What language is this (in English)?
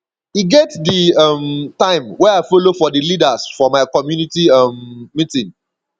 Nigerian Pidgin